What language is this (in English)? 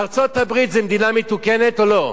Hebrew